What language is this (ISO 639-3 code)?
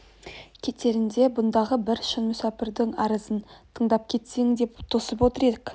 kaz